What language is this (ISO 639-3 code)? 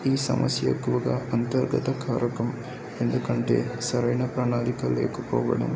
tel